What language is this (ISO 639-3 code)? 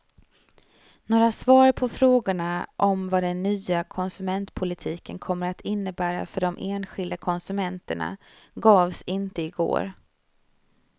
swe